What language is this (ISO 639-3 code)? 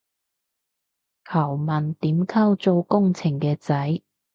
yue